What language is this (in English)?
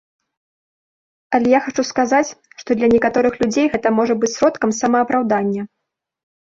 Belarusian